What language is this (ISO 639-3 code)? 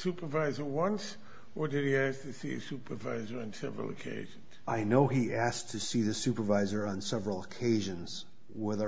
eng